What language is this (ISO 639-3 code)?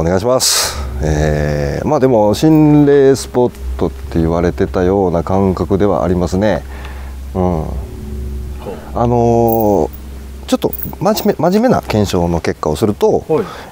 jpn